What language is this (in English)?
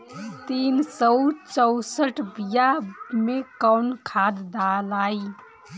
Bhojpuri